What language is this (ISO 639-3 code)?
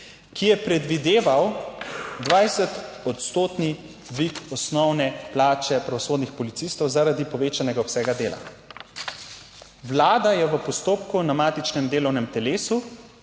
slv